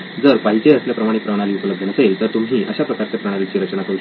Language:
Marathi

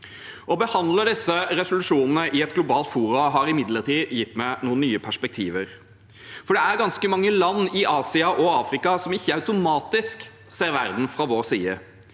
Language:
Norwegian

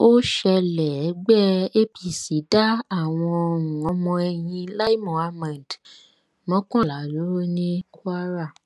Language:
Yoruba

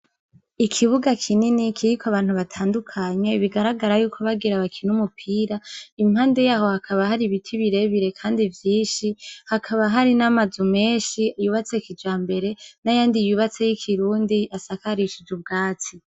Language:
Rundi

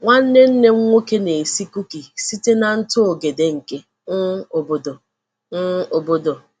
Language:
Igbo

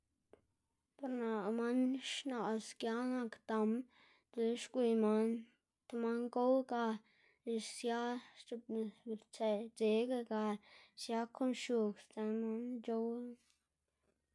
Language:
Xanaguía Zapotec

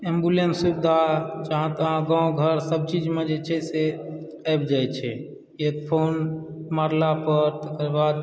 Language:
Maithili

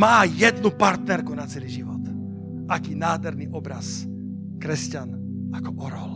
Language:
Slovak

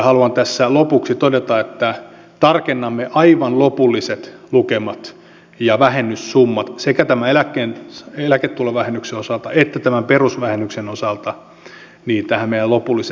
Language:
Finnish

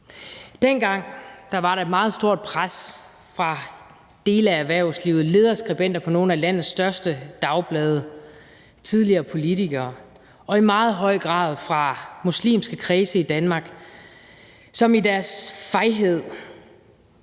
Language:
Danish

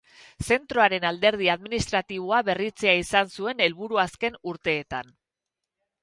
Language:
Basque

